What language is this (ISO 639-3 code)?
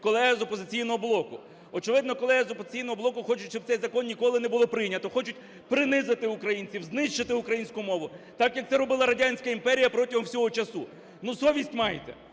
ukr